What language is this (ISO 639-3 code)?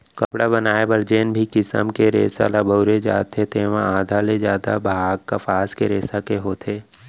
hne